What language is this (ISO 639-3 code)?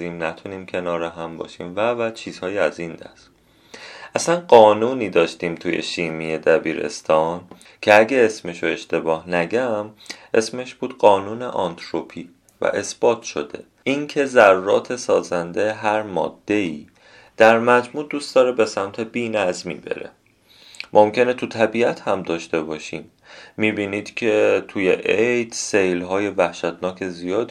fas